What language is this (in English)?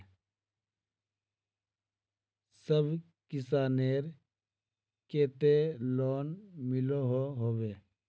Magahi